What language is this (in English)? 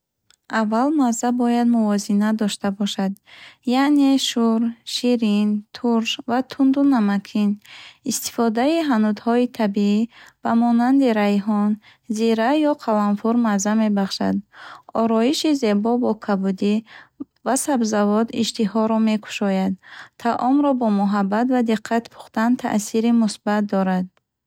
Bukharic